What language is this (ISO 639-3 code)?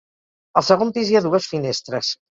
cat